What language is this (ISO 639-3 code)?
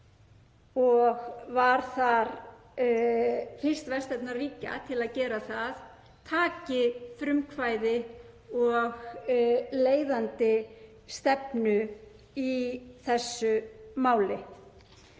isl